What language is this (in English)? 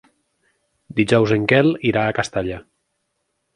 Catalan